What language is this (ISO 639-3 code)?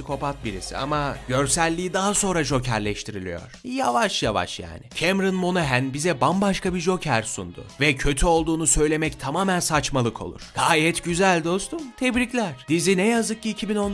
tur